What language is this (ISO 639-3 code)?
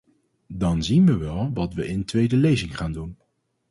nld